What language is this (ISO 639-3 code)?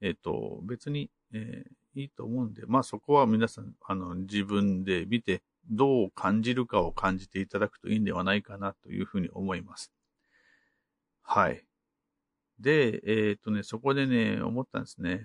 jpn